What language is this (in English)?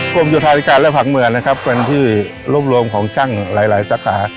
Thai